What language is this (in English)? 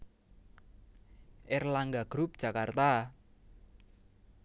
Javanese